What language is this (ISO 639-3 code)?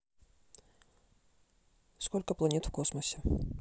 rus